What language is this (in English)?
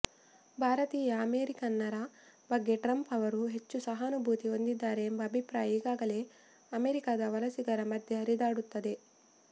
Kannada